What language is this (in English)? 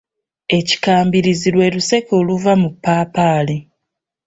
Ganda